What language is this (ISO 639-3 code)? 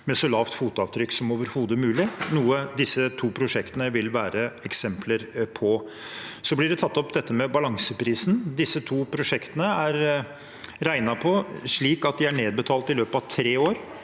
nor